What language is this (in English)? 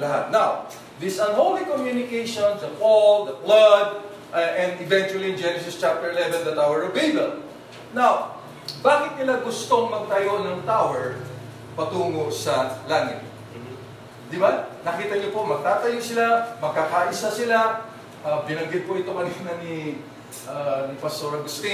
Filipino